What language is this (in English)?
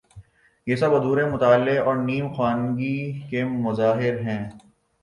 Urdu